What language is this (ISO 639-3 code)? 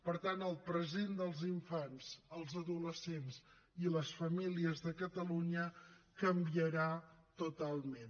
cat